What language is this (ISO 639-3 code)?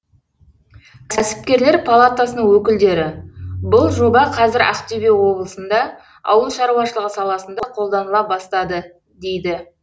kaz